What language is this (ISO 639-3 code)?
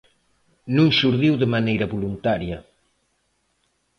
glg